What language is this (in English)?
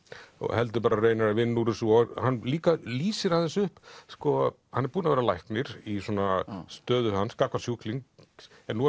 Icelandic